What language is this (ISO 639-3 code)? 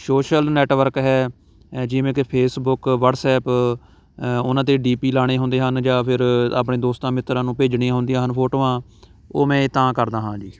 pan